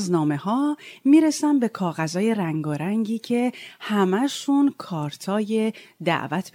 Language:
Persian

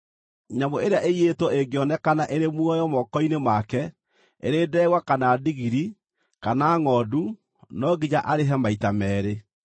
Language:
Kikuyu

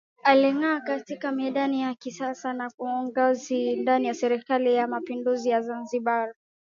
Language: Swahili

